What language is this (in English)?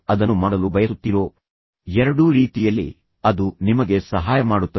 Kannada